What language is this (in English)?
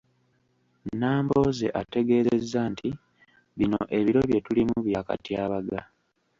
Ganda